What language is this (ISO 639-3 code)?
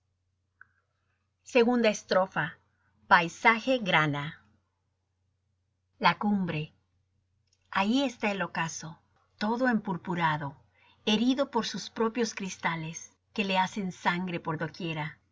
spa